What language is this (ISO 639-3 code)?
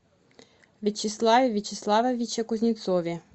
rus